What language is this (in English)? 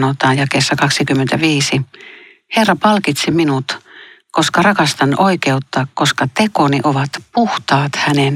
Finnish